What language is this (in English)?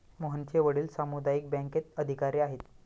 Marathi